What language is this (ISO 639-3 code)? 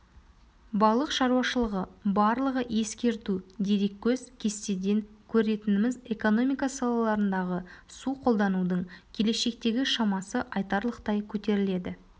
kaz